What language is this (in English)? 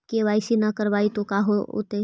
Magahi